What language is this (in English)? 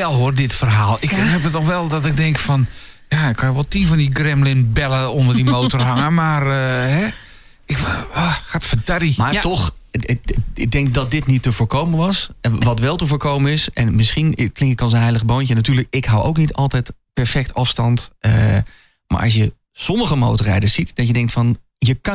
Dutch